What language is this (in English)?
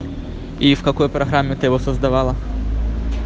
Russian